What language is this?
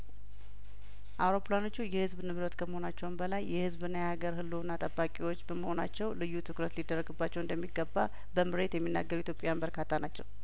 Amharic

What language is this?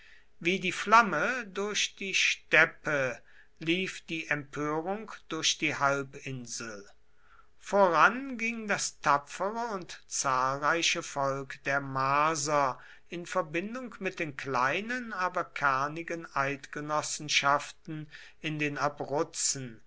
German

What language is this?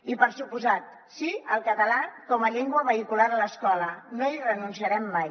Catalan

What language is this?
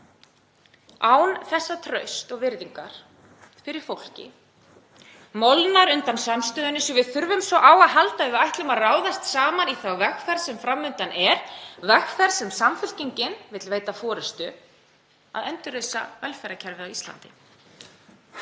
Icelandic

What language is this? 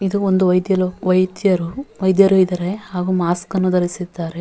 Kannada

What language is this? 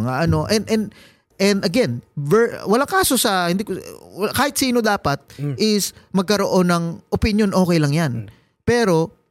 Filipino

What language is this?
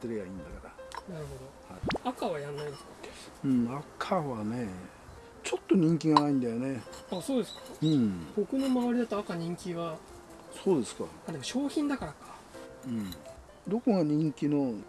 Japanese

